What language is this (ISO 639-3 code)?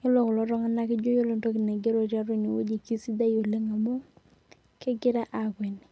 mas